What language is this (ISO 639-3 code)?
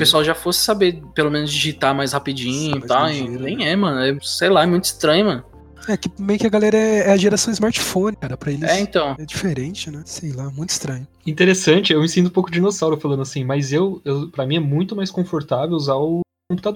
por